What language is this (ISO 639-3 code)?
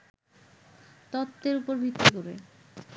ben